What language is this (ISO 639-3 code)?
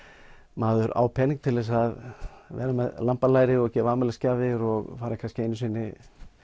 isl